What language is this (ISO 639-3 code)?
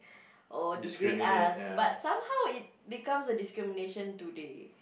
eng